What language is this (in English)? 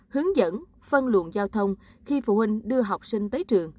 Vietnamese